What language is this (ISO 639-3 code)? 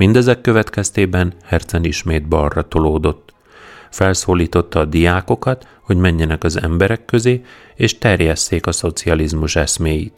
hun